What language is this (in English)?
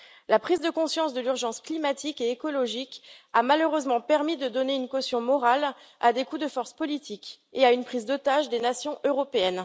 French